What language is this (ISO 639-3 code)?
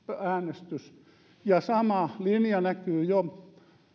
fin